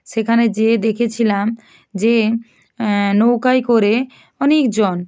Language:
Bangla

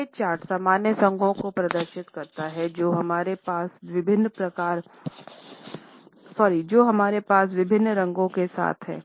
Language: Hindi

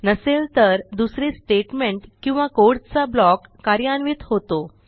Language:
Marathi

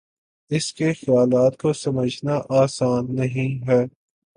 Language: Urdu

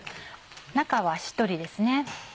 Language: Japanese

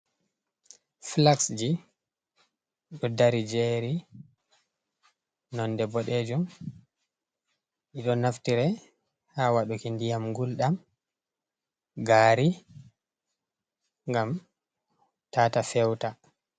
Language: Fula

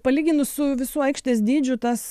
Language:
Lithuanian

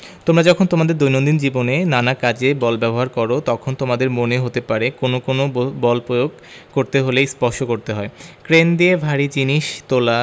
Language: Bangla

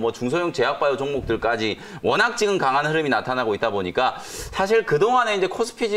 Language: Korean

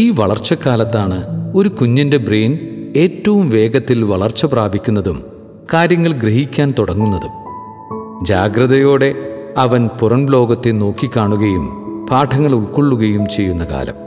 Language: Malayalam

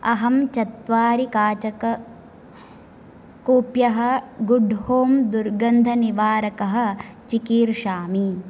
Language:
Sanskrit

